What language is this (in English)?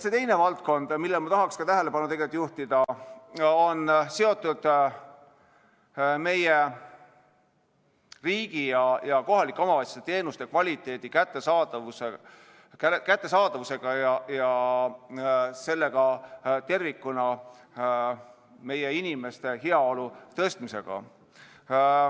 Estonian